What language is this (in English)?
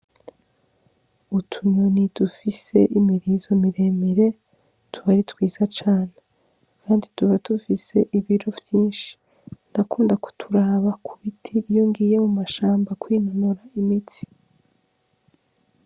Rundi